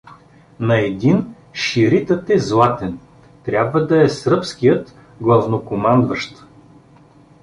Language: Bulgarian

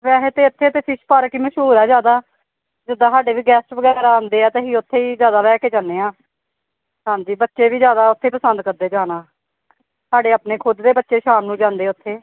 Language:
Punjabi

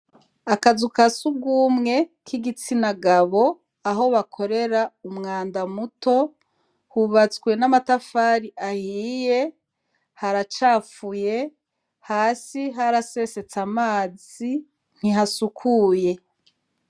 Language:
Rundi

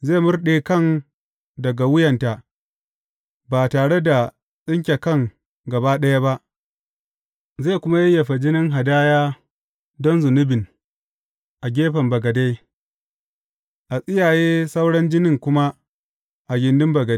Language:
Hausa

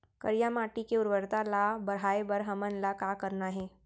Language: Chhattisgarhi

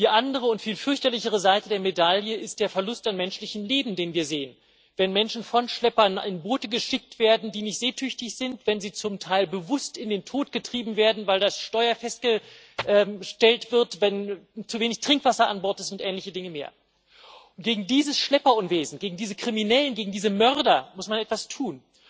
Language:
German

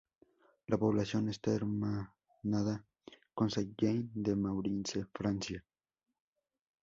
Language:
Spanish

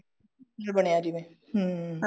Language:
Punjabi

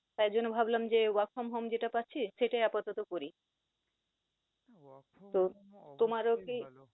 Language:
Bangla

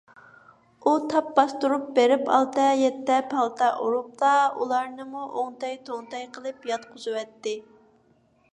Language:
Uyghur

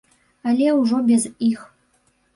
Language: Belarusian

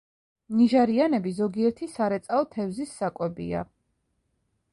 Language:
Georgian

